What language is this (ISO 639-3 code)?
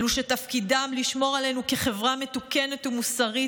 heb